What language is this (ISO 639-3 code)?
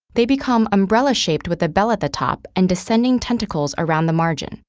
eng